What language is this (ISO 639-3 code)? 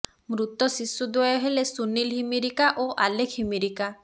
ori